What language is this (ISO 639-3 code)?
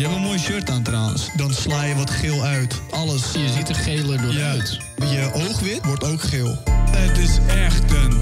nld